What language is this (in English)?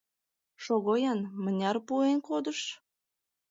Mari